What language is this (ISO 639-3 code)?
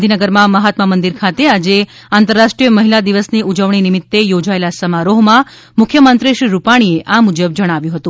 guj